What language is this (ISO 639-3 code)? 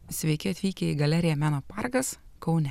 lit